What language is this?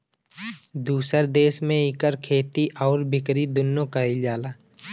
Bhojpuri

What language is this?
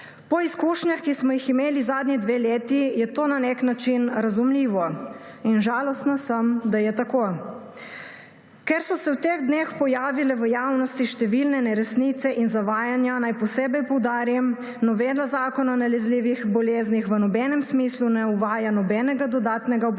Slovenian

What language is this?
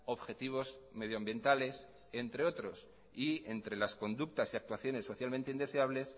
Spanish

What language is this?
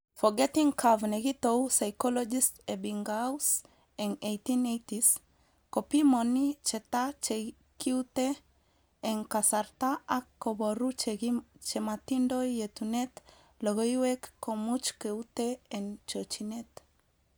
Kalenjin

